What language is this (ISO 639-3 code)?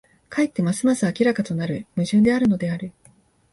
jpn